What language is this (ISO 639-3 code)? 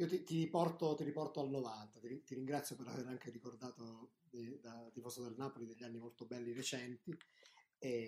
ita